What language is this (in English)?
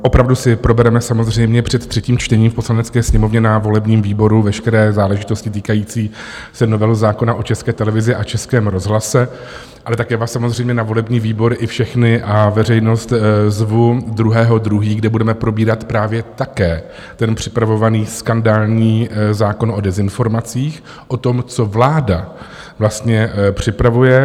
Czech